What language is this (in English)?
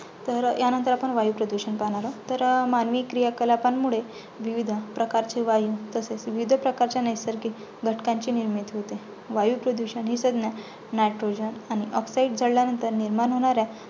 Marathi